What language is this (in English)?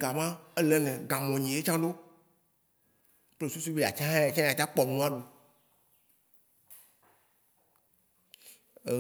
Waci Gbe